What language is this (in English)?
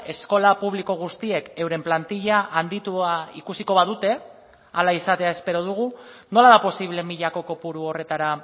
Basque